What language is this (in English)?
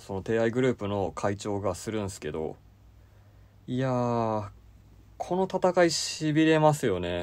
Japanese